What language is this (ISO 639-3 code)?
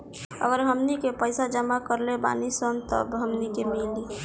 bho